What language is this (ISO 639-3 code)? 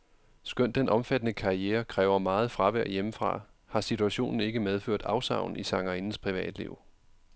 dan